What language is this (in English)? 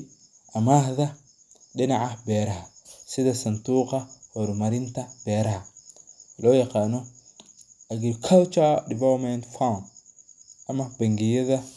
Somali